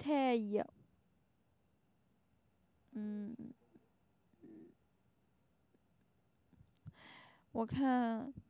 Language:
Chinese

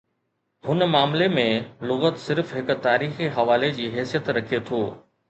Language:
Sindhi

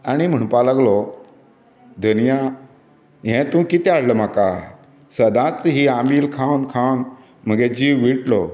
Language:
Konkani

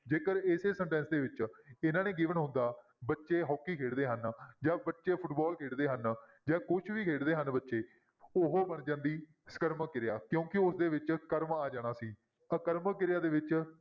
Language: Punjabi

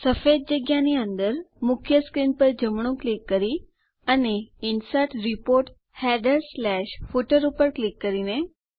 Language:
Gujarati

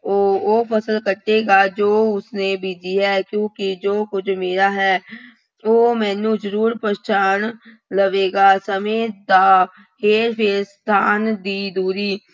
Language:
Punjabi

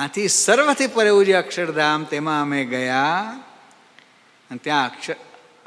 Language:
Gujarati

